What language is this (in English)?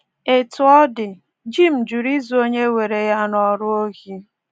Igbo